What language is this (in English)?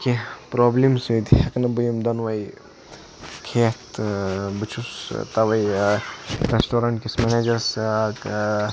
Kashmiri